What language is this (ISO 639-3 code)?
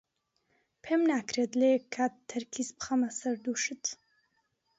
ckb